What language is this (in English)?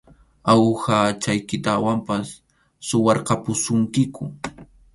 Arequipa-La Unión Quechua